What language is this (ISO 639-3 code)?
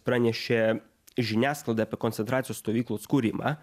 lit